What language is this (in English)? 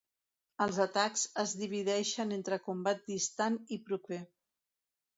Catalan